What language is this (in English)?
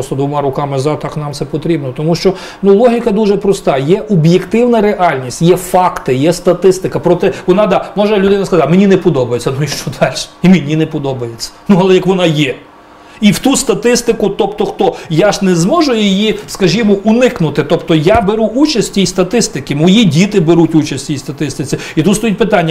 Ukrainian